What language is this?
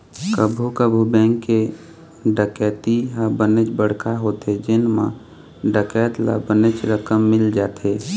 Chhattisgarhi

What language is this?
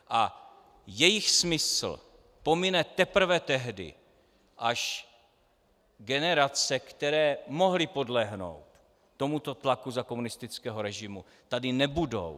Czech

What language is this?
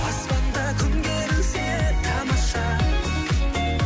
Kazakh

